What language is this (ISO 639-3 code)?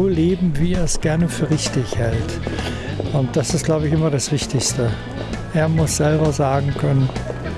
deu